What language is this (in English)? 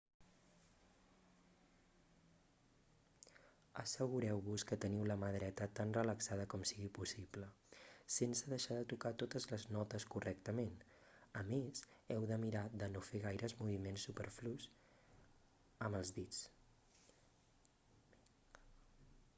Catalan